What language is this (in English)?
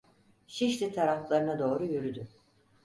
Turkish